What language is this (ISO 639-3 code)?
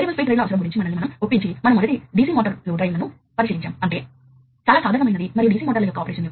tel